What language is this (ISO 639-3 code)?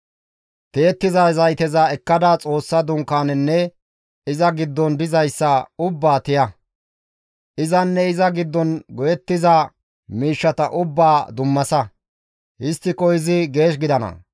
gmv